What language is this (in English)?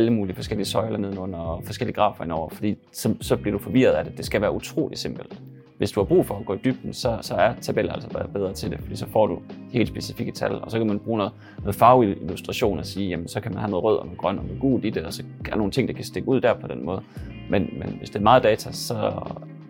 Danish